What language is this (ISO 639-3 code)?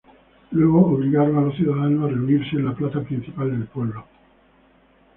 spa